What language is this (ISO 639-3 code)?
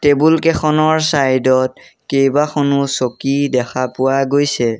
asm